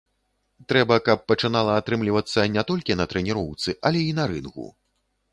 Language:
Belarusian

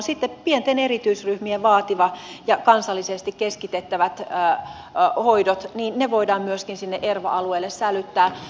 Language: Finnish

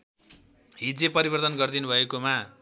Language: Nepali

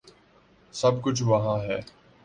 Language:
Urdu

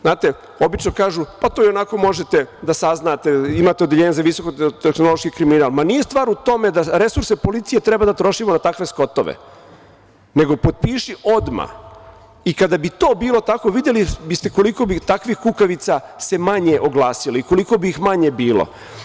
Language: Serbian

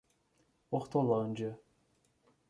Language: Portuguese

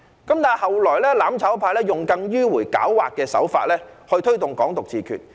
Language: Cantonese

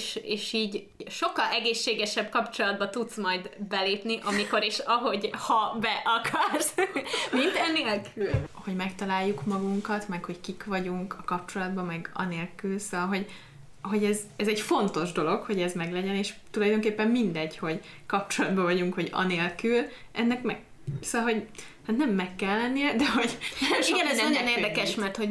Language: Hungarian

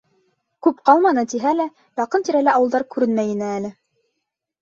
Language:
Bashkir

